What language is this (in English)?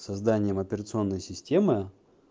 Russian